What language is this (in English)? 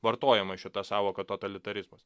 Lithuanian